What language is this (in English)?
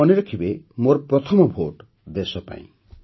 Odia